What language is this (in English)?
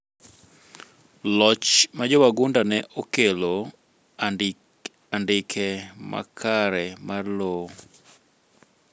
Luo (Kenya and Tanzania)